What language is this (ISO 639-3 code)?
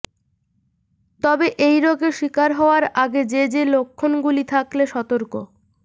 ben